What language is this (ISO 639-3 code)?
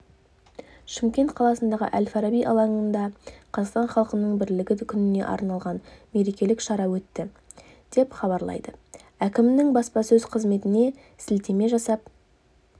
kaz